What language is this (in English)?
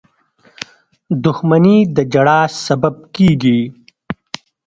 Pashto